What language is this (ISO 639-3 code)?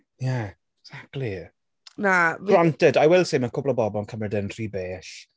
cym